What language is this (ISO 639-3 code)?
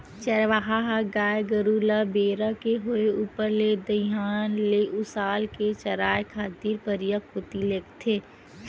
hne